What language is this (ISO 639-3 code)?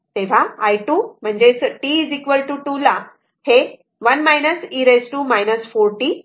mar